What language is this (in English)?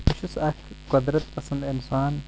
Kashmiri